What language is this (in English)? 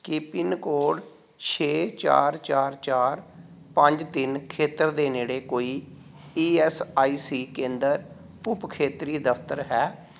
Punjabi